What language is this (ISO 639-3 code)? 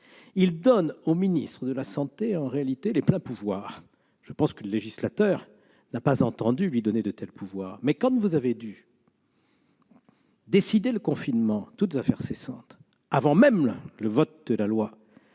fra